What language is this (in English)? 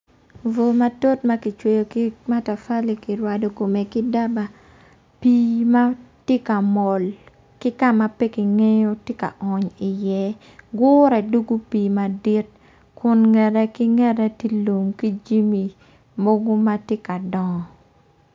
Acoli